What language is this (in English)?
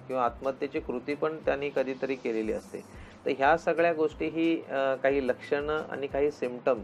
Marathi